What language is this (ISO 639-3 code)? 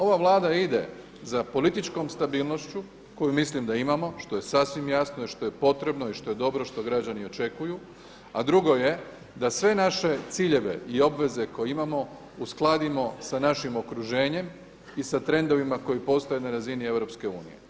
hrv